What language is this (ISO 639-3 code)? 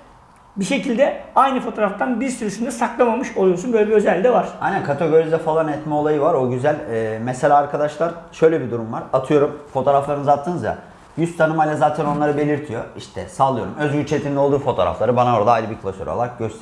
tur